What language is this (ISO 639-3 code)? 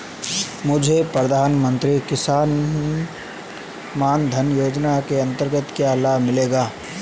hin